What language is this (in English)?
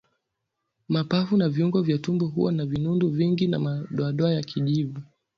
Swahili